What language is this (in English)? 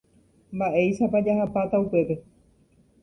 Guarani